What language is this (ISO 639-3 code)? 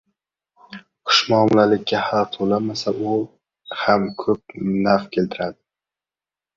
uzb